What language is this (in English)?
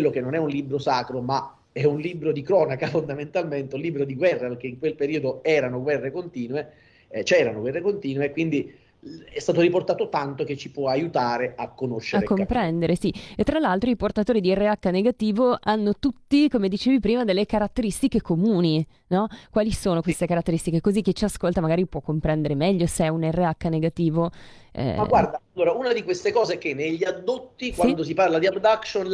Italian